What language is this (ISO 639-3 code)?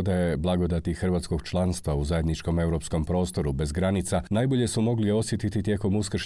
hrv